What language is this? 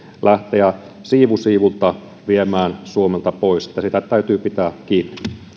Finnish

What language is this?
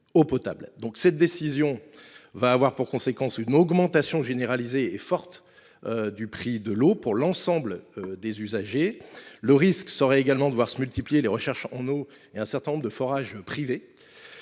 French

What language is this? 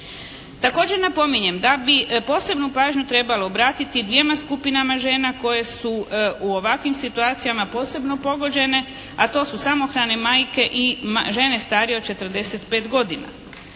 Croatian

